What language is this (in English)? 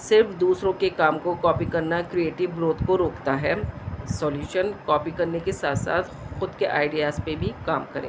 Urdu